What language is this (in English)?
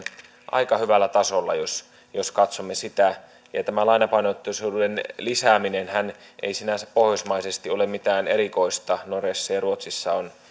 Finnish